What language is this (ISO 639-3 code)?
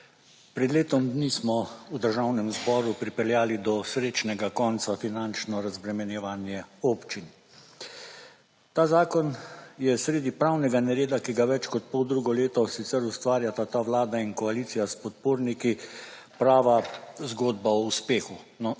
slv